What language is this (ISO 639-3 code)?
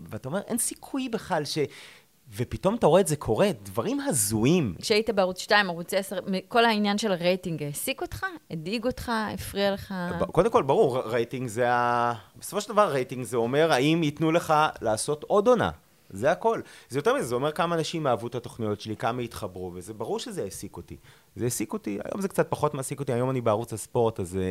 heb